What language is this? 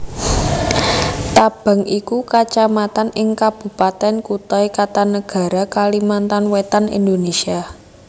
Javanese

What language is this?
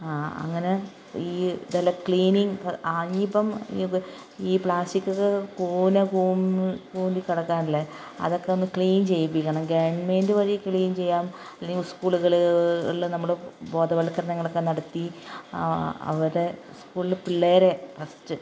Malayalam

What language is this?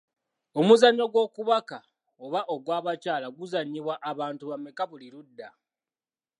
Ganda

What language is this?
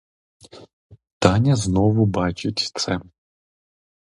Ukrainian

